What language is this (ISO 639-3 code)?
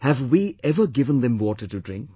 eng